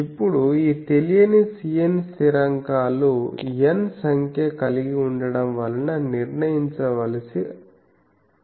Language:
Telugu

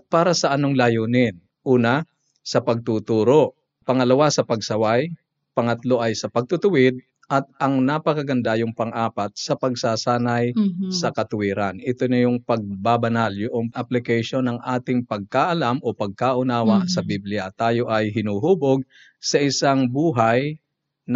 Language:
Filipino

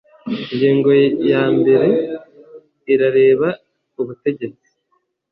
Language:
Kinyarwanda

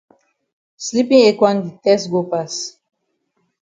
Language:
Cameroon Pidgin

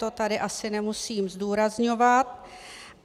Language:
Czech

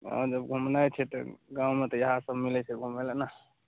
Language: Maithili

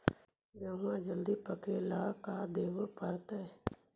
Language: Magahi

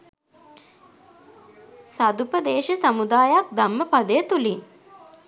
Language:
Sinhala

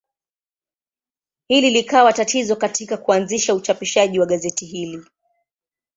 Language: Swahili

